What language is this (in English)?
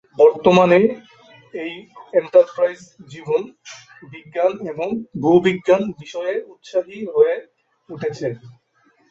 Bangla